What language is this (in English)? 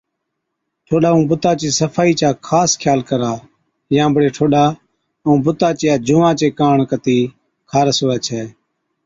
Od